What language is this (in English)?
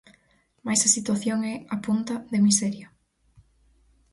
Galician